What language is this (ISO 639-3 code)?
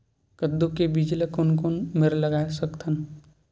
hne